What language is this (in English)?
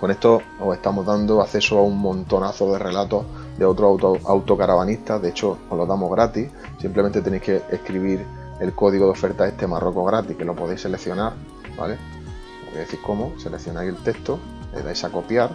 Spanish